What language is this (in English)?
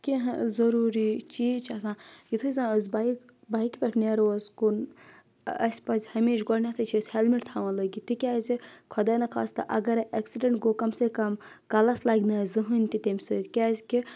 Kashmiri